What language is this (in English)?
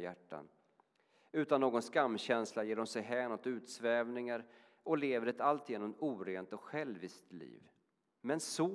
Swedish